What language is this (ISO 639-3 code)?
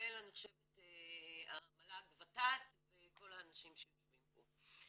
heb